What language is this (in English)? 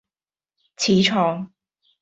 Cantonese